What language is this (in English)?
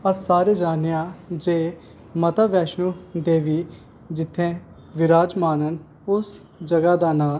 Dogri